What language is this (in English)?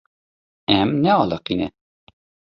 Kurdish